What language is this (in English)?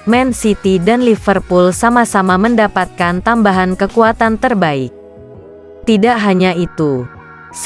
Indonesian